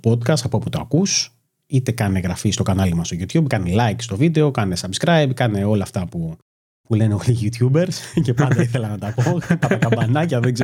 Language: Greek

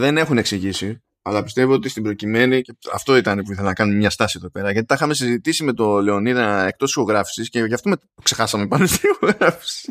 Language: Greek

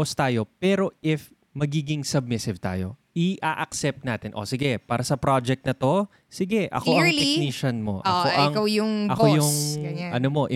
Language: Filipino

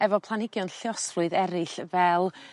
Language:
Welsh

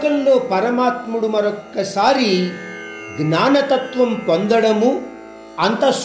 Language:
Hindi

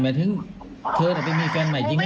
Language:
Thai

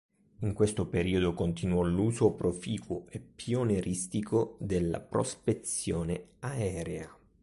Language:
Italian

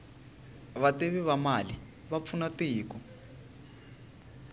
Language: Tsonga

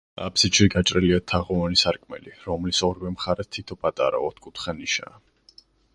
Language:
Georgian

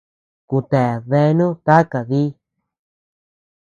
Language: Tepeuxila Cuicatec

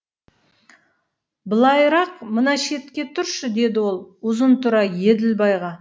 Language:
Kazakh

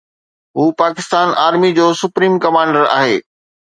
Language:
Sindhi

